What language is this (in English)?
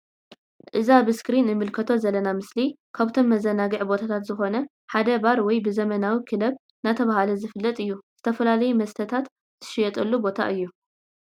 Tigrinya